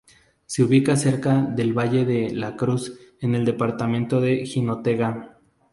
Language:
Spanish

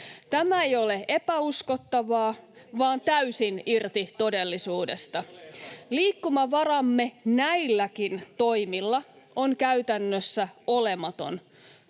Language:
Finnish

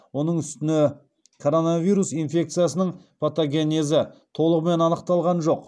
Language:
Kazakh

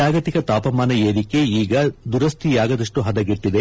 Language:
Kannada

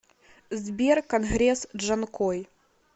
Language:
Russian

